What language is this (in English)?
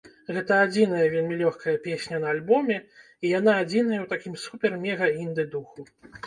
Belarusian